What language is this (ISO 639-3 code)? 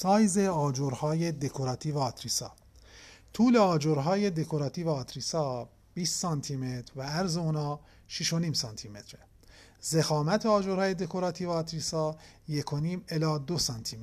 fas